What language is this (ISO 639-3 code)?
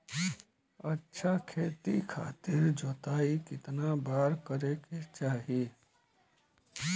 bho